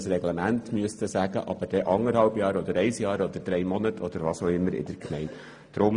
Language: Swiss German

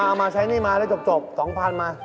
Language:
Thai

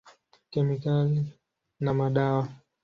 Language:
Swahili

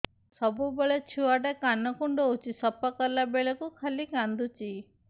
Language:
Odia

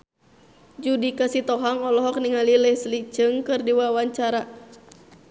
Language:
Sundanese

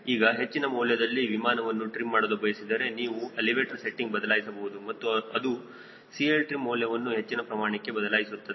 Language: Kannada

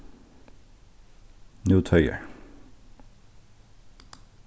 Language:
Faroese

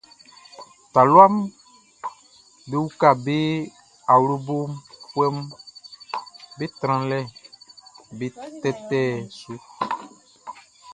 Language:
Baoulé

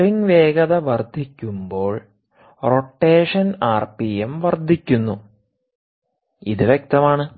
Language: Malayalam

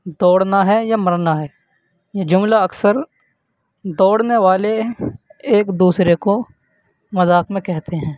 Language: Urdu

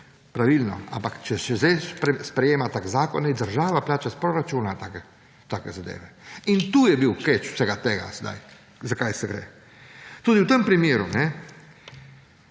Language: Slovenian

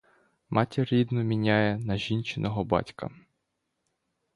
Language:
Ukrainian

